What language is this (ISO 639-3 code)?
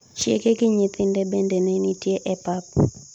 luo